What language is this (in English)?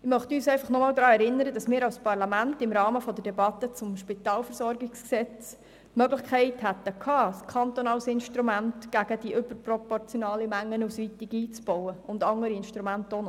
Swiss German